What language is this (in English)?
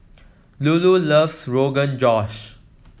English